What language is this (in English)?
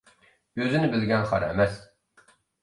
Uyghur